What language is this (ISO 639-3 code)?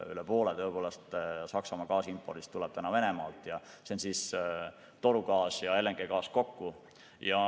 est